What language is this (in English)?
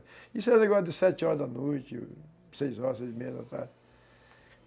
Portuguese